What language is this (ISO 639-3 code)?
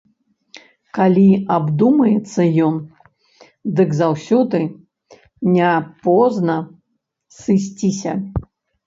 bel